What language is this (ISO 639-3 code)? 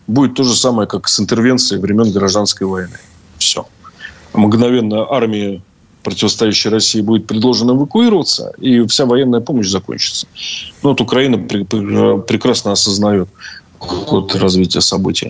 rus